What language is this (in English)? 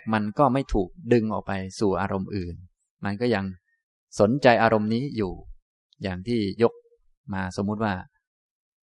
Thai